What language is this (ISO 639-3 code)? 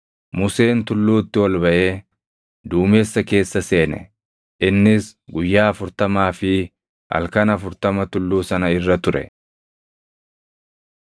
orm